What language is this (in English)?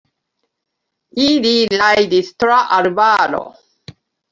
Esperanto